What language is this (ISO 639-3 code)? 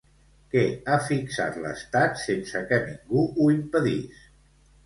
cat